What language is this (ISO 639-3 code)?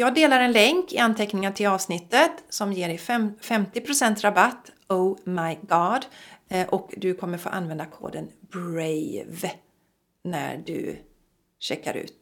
swe